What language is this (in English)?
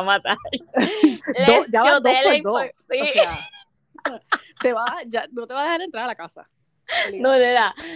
Spanish